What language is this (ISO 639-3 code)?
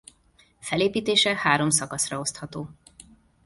hun